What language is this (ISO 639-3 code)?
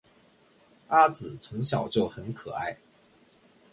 zho